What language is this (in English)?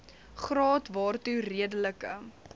Afrikaans